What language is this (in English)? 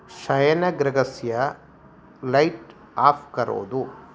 Sanskrit